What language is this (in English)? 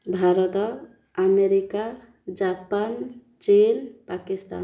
Odia